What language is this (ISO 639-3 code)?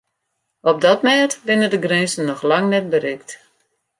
fry